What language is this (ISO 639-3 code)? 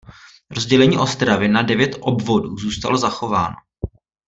ces